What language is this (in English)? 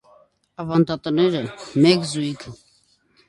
Armenian